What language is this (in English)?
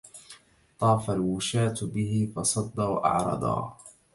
Arabic